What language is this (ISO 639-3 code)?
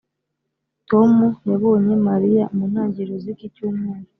kin